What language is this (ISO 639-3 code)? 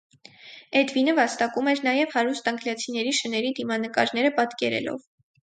hye